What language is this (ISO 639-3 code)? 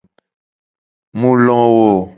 gej